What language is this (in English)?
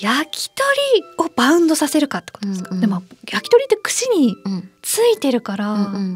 Japanese